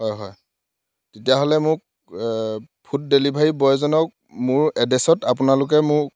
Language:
Assamese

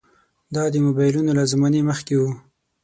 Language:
Pashto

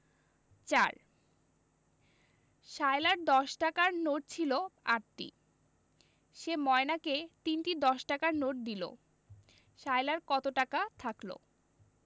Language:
Bangla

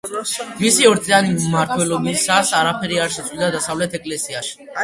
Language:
Georgian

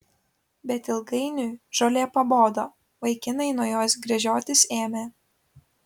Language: Lithuanian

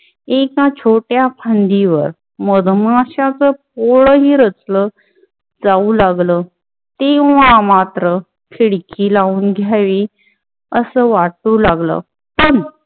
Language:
Marathi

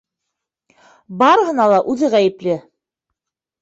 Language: Bashkir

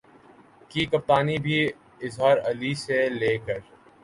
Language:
Urdu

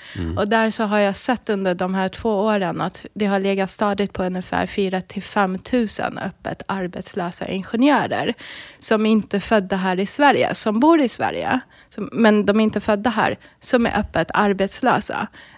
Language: Swedish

